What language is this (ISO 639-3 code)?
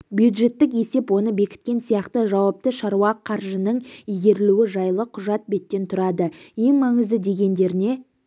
kaz